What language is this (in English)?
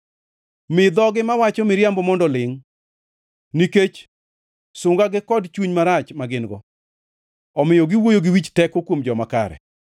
Luo (Kenya and Tanzania)